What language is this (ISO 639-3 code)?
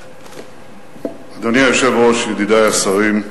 heb